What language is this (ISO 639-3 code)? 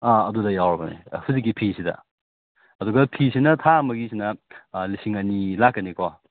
mni